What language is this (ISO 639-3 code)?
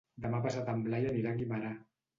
cat